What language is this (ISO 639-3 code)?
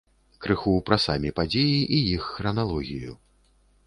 bel